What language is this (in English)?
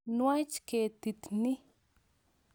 Kalenjin